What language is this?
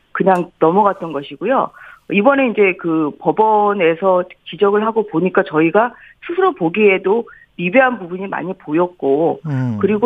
Korean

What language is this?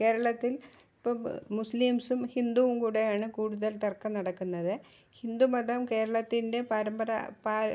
Malayalam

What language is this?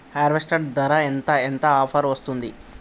Telugu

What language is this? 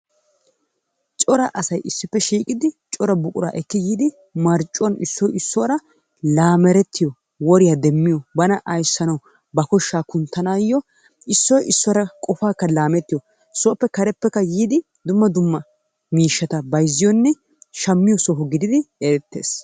Wolaytta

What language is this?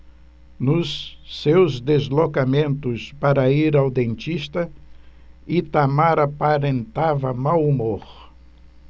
Portuguese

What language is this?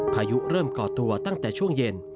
Thai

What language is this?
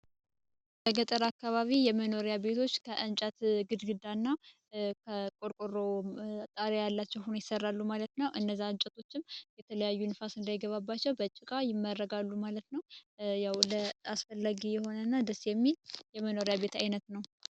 Amharic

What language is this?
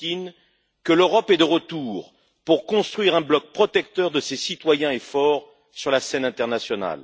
French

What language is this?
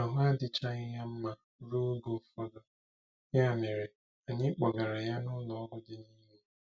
Igbo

